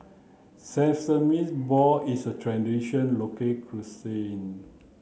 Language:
English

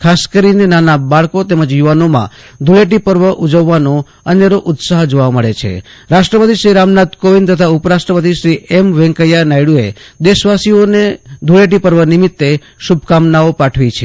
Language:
Gujarati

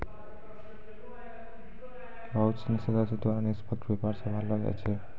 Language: Maithili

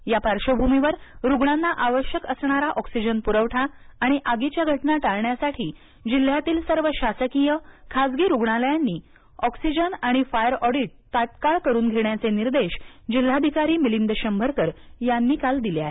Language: Marathi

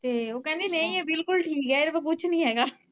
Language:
Punjabi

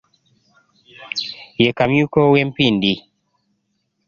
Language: Ganda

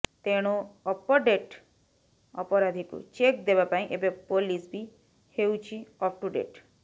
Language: Odia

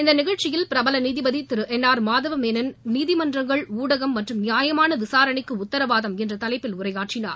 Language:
Tamil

